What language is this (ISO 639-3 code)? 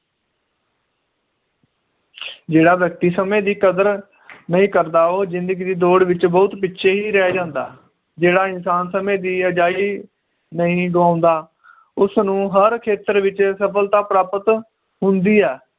pan